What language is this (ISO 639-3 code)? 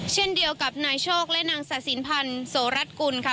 tha